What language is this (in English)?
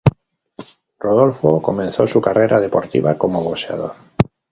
Spanish